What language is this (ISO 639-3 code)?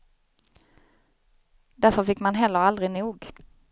swe